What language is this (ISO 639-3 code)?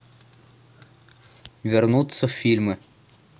rus